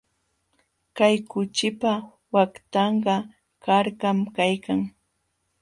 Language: Jauja Wanca Quechua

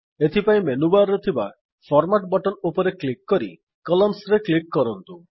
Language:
Odia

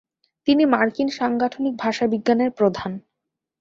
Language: Bangla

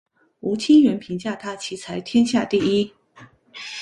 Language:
Chinese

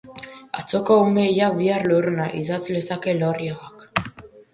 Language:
Basque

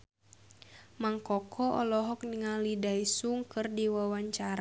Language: Sundanese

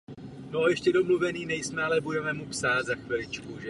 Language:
Czech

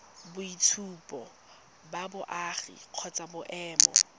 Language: Tswana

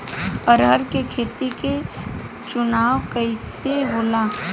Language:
Bhojpuri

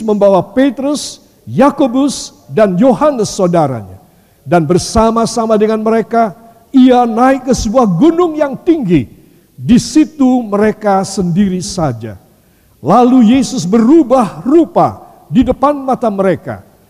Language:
Indonesian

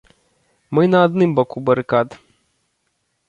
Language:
Belarusian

